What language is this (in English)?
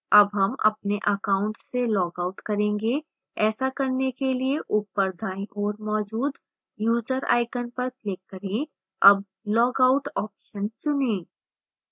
Hindi